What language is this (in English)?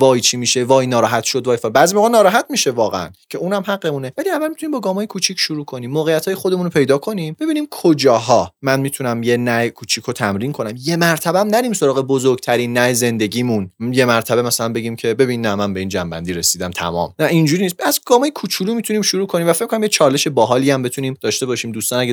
Persian